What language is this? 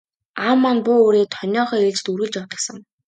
Mongolian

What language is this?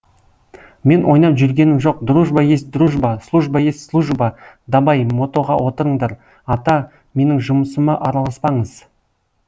Kazakh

